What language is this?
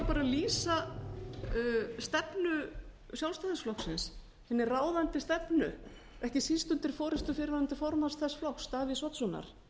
Icelandic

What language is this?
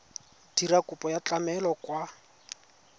Tswana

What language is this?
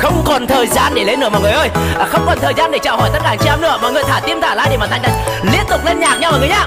Vietnamese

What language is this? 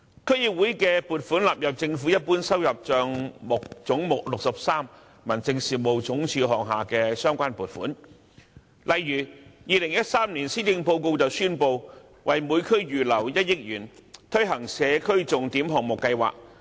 Cantonese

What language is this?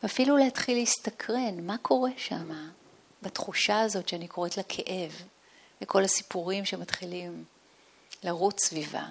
Hebrew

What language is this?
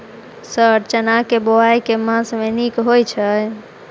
Maithili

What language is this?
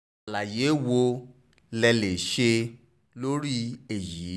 Yoruba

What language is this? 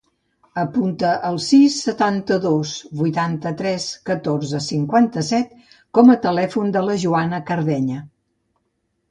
Catalan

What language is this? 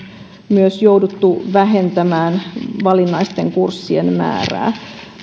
Finnish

